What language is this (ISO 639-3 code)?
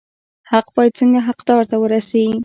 pus